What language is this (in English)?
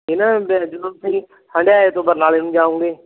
Punjabi